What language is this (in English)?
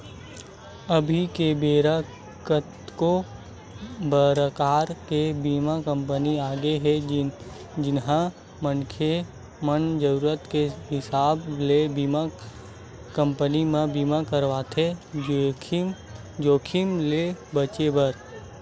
Chhattisgarhi